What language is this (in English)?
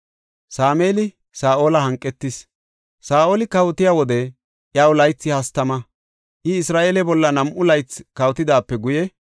Gofa